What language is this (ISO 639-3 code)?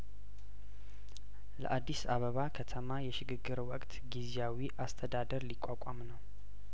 amh